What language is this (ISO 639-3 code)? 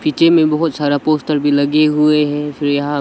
hin